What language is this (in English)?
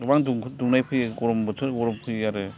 Bodo